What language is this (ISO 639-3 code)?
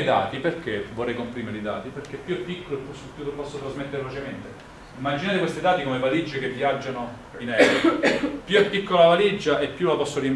ita